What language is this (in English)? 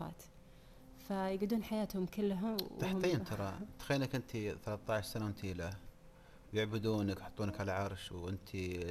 Arabic